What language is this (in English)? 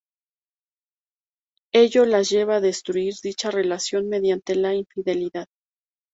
Spanish